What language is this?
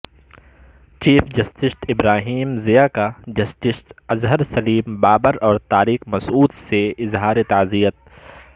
Urdu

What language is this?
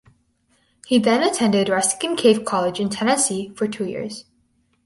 English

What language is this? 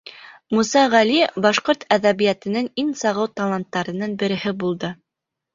Bashkir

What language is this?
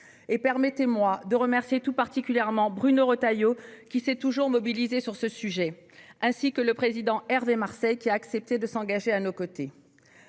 French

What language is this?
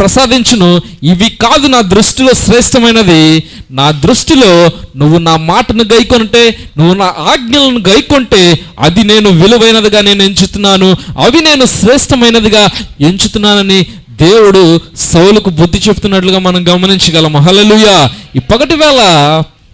Indonesian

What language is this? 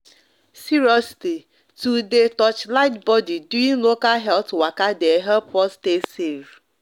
Nigerian Pidgin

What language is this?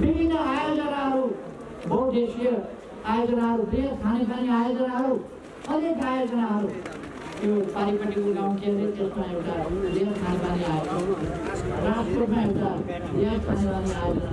Nepali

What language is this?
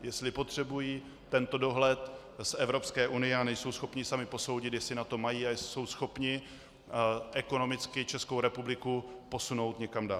Czech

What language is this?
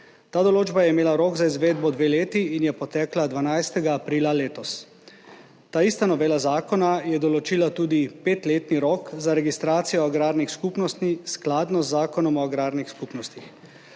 Slovenian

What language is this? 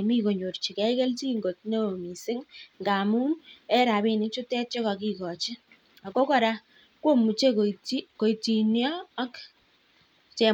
Kalenjin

